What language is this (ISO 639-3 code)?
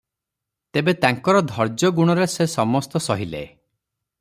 ori